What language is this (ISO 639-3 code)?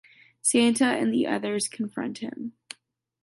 eng